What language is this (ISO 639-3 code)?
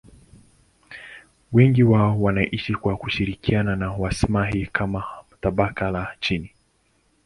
swa